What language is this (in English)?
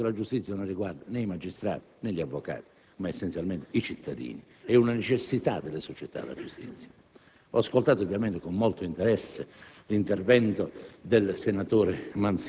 Italian